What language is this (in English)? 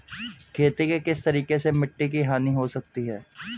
Hindi